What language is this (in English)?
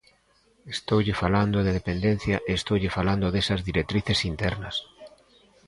Galician